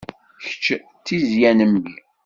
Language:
Kabyle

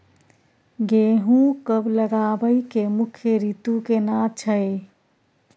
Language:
Maithili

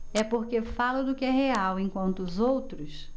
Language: Portuguese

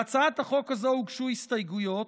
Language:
Hebrew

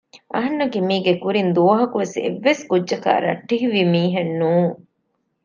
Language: Divehi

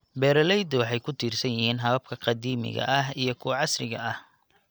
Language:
Somali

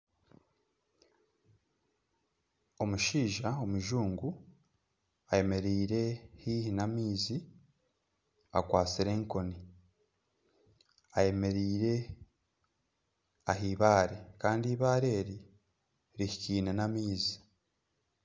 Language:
Nyankole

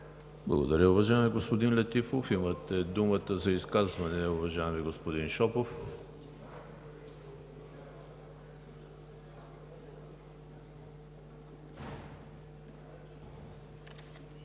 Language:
Bulgarian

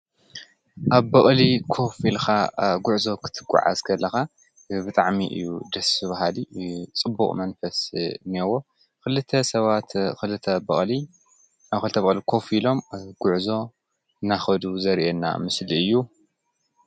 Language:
Tigrinya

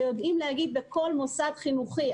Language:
Hebrew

